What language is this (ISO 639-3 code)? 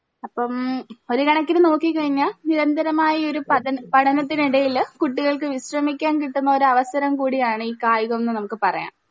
mal